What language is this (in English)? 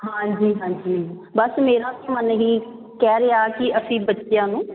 Punjabi